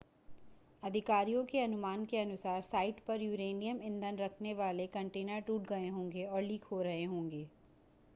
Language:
Hindi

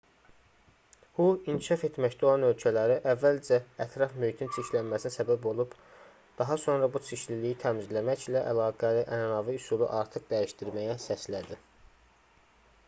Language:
Azerbaijani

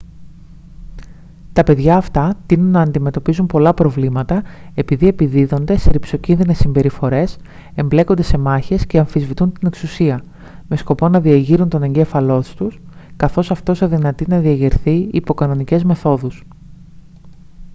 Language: Greek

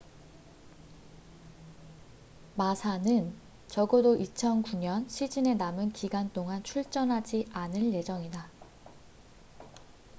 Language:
Korean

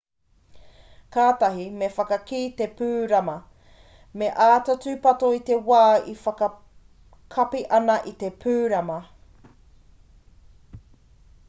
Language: Māori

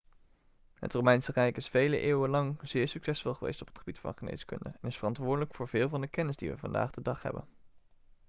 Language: Dutch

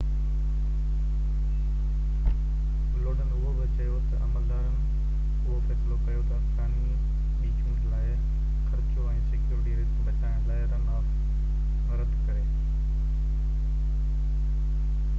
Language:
Sindhi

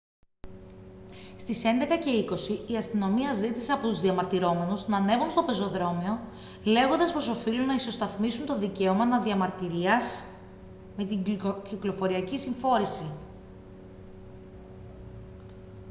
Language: Greek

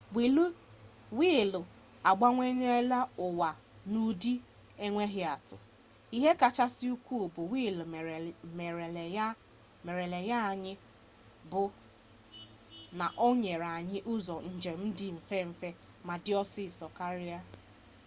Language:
Igbo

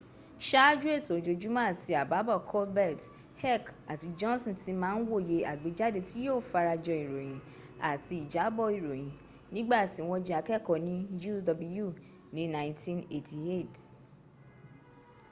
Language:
Yoruba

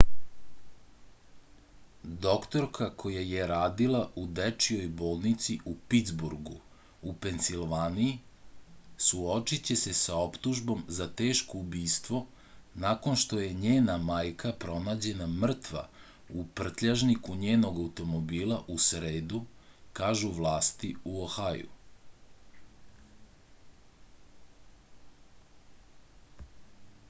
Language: Serbian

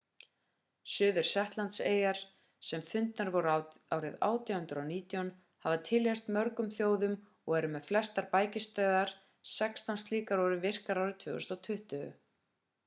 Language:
Icelandic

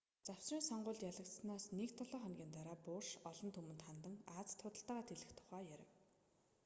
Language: Mongolian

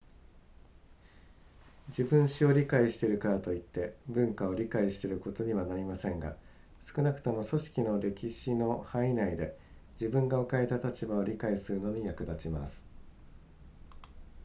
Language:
Japanese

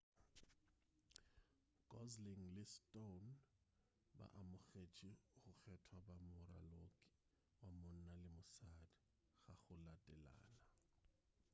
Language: Northern Sotho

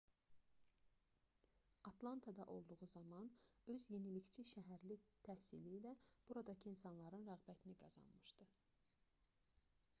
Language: Azerbaijani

